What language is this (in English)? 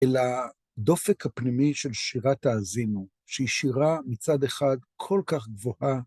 Hebrew